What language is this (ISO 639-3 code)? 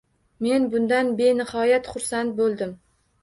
uzb